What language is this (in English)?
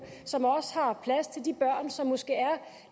Danish